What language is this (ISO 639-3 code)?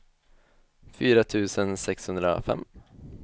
swe